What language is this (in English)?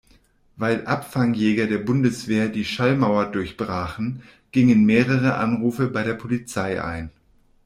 German